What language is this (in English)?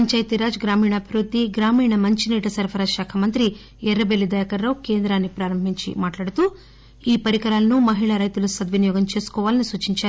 Telugu